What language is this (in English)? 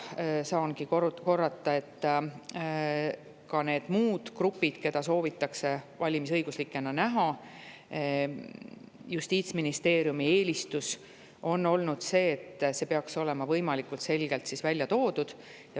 Estonian